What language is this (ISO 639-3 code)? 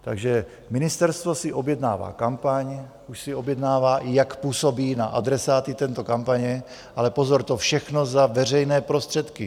ces